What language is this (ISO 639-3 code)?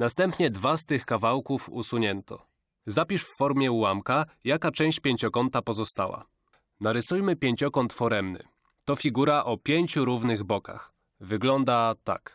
pol